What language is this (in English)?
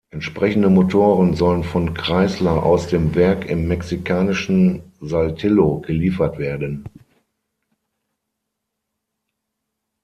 German